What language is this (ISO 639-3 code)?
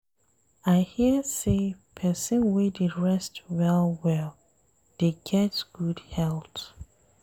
pcm